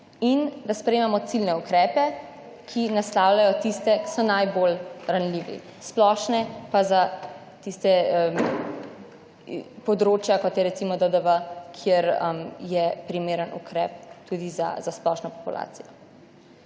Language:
Slovenian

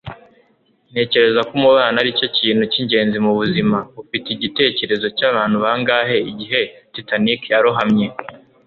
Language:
Kinyarwanda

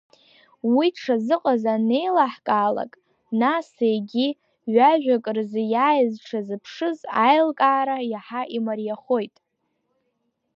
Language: Abkhazian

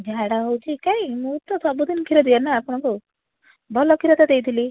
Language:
Odia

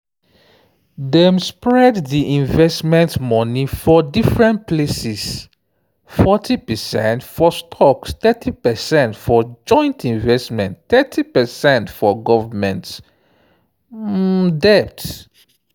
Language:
Nigerian Pidgin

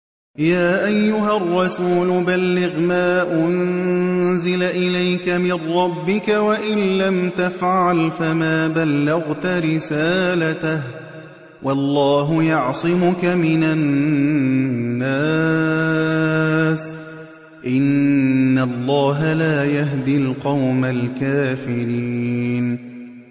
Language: Arabic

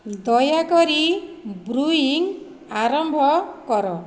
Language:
Odia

